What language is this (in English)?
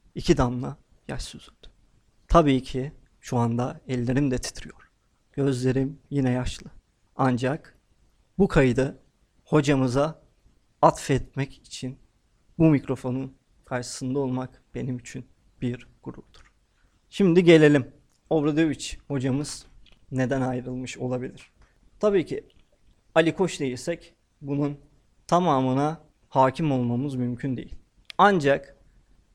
Turkish